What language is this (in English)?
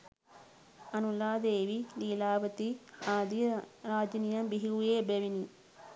Sinhala